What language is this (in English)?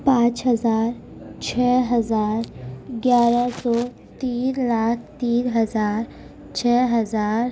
Urdu